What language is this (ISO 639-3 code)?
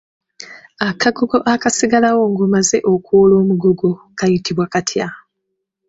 lug